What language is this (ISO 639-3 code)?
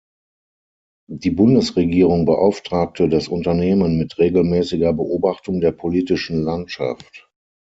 deu